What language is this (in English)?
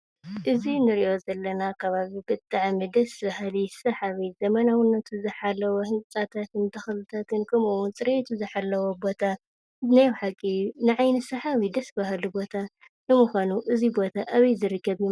Tigrinya